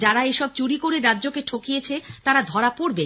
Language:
Bangla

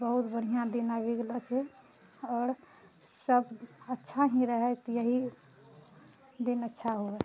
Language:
Maithili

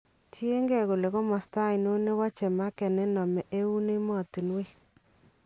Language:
Kalenjin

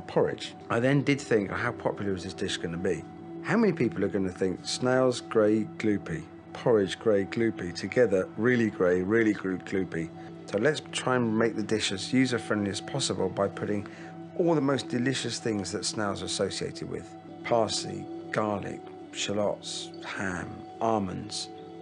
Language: English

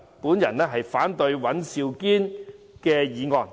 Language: Cantonese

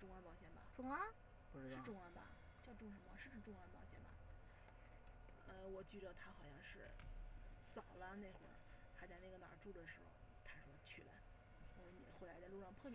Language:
Chinese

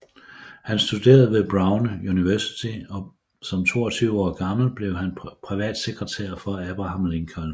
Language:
Danish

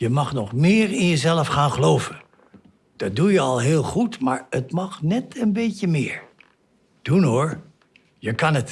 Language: Dutch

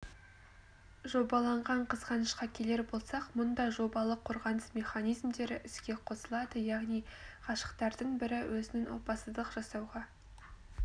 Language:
Kazakh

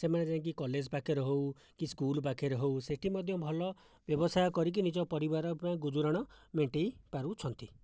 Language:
Odia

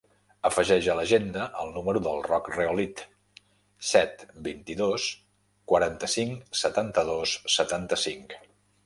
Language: Catalan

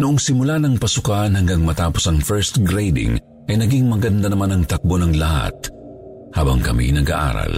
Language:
Filipino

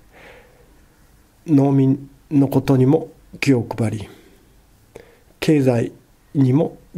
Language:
Japanese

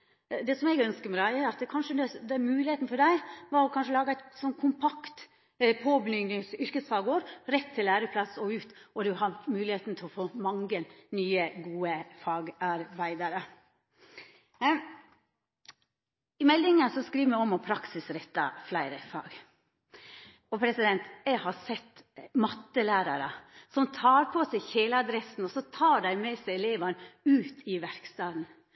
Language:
Norwegian Nynorsk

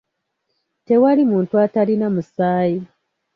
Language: Ganda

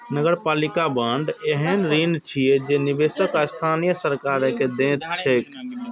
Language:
Maithili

